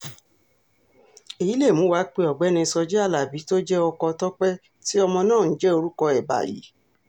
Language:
Yoruba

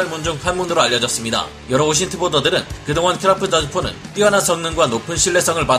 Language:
Korean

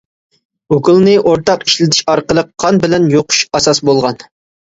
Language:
Uyghur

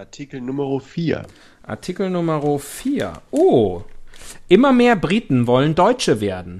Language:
German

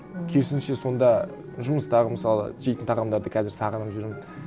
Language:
Kazakh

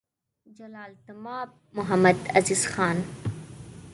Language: Pashto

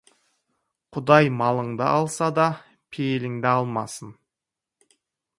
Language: Kazakh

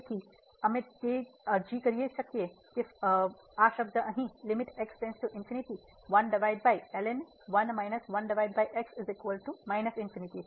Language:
Gujarati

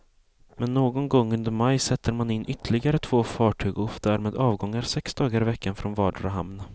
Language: Swedish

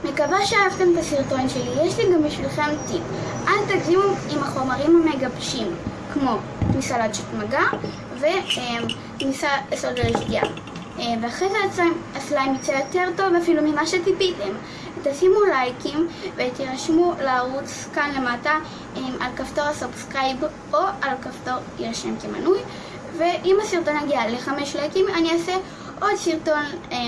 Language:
Hebrew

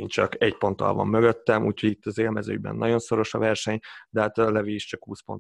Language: Hungarian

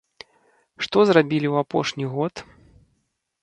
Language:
Belarusian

